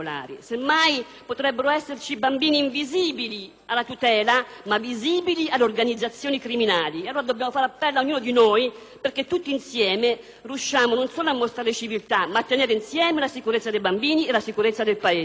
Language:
Italian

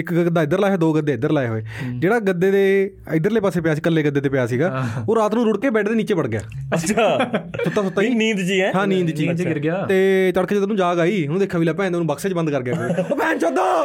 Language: Punjabi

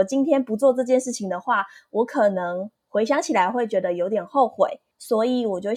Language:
Chinese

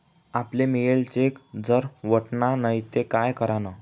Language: Marathi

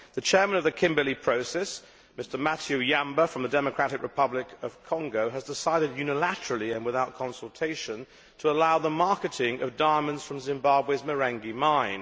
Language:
English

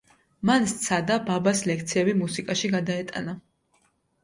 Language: Georgian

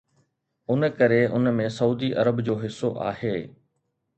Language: Sindhi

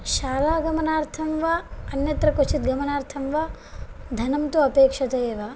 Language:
Sanskrit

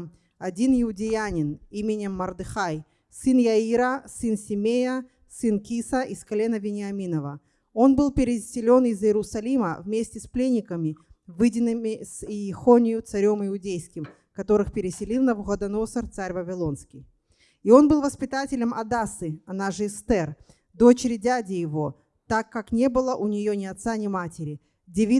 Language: Russian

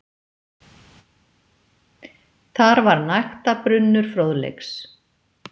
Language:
Icelandic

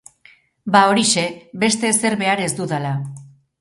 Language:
Basque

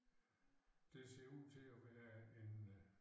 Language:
Danish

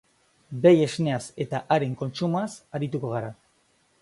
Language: Basque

